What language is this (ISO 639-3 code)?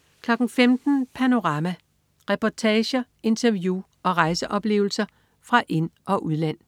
dan